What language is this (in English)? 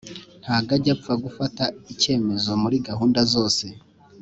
Kinyarwanda